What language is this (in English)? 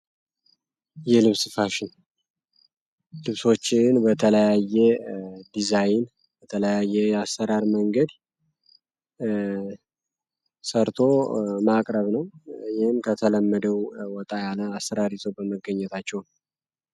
Amharic